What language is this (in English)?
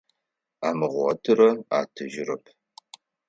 Adyghe